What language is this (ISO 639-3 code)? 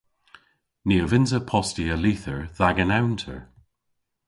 cor